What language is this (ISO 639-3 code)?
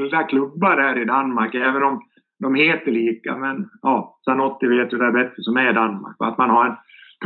swe